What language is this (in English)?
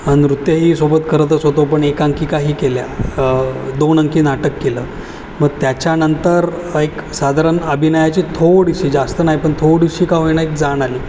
Marathi